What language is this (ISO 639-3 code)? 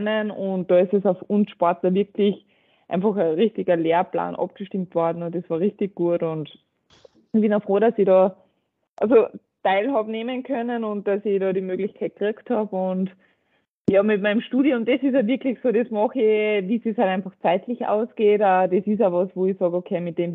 deu